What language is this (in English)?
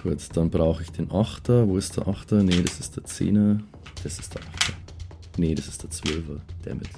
German